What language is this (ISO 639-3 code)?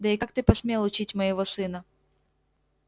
rus